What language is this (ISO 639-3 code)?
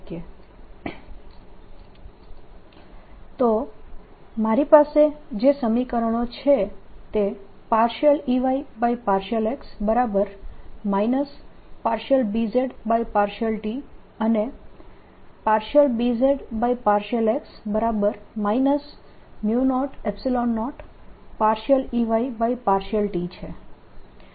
guj